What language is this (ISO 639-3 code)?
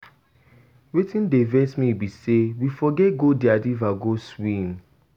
pcm